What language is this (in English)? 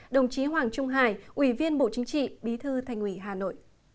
Vietnamese